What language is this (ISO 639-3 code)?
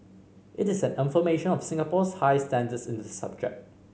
eng